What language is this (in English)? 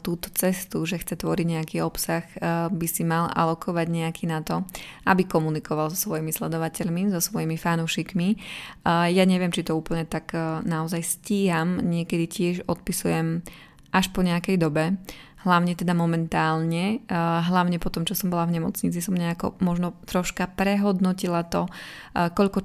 Slovak